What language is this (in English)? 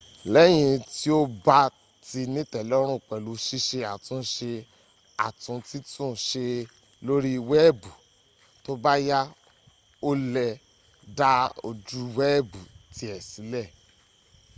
Yoruba